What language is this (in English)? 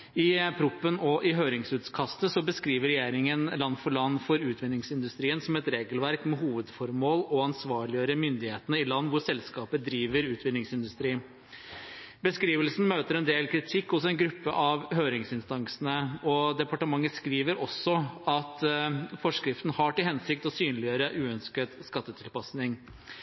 Norwegian Bokmål